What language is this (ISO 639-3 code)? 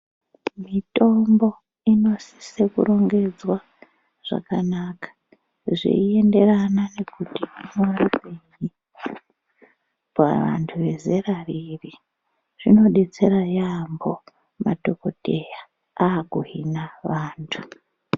ndc